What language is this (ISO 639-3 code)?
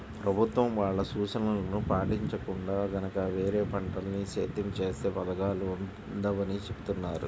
tel